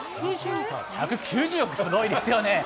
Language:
Japanese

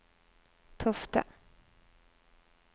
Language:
Norwegian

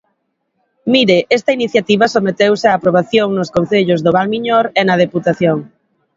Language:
Galician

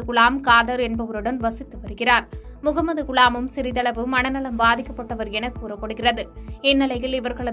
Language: Tamil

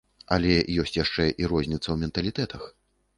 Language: Belarusian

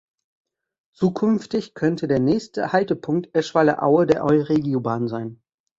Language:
German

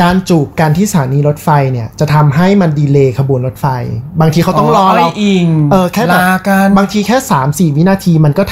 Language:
Thai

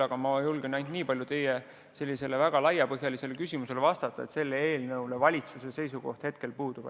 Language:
Estonian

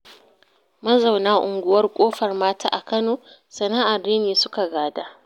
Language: Hausa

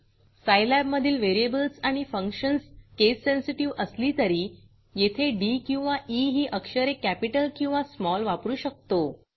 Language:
Marathi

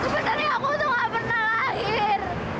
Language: Indonesian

